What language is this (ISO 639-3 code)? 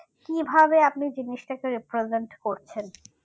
ben